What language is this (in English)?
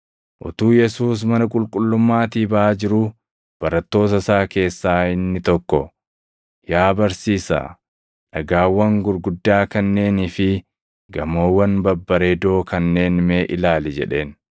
Oromo